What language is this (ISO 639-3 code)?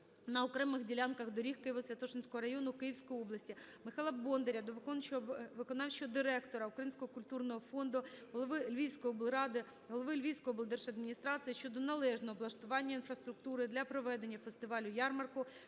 ukr